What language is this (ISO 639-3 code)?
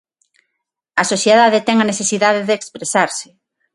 glg